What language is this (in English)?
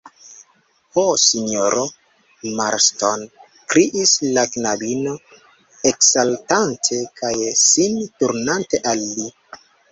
Esperanto